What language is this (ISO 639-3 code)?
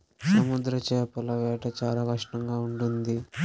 tel